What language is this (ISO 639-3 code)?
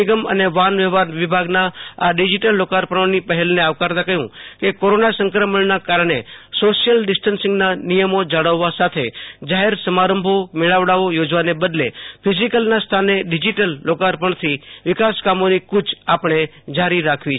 guj